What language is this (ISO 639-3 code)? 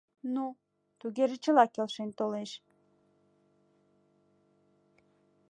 chm